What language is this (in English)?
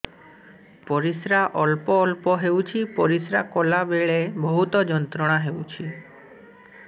Odia